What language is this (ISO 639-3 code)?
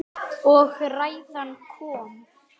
isl